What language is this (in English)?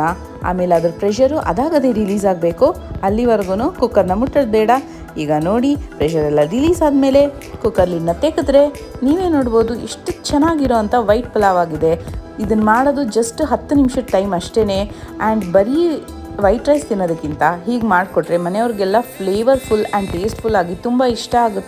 Romanian